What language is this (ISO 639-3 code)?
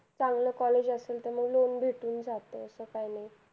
mar